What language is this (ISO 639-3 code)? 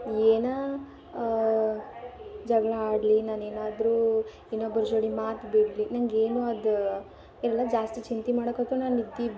kan